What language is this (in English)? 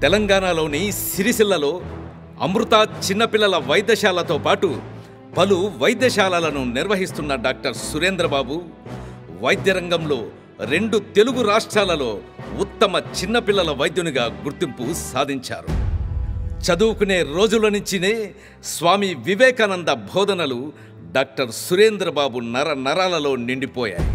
Telugu